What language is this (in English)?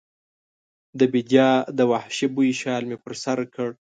Pashto